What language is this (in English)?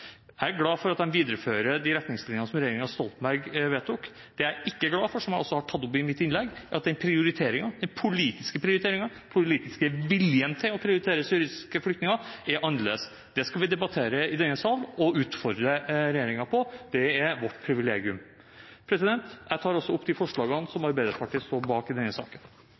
Norwegian Bokmål